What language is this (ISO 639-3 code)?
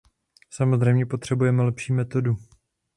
ces